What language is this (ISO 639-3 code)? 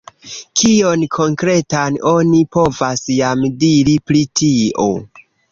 epo